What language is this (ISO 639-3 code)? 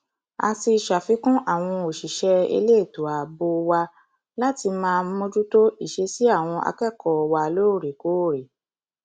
yor